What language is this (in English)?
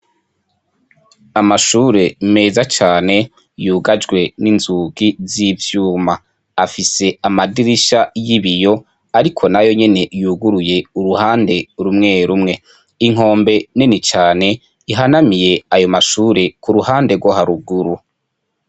Rundi